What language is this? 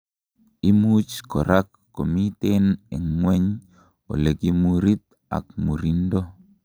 Kalenjin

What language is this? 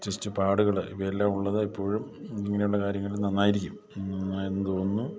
Malayalam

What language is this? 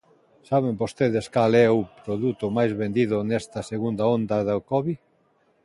Galician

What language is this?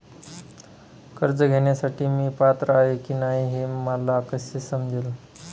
Marathi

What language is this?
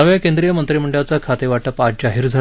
Marathi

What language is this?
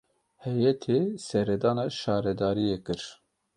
Kurdish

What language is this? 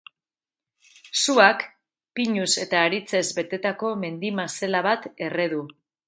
Basque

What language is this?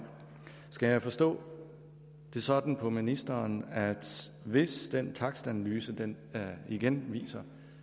Danish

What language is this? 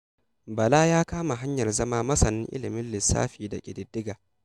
Hausa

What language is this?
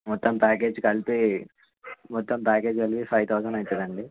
Telugu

